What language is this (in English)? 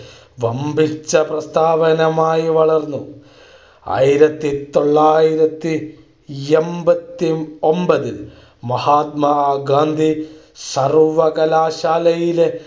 Malayalam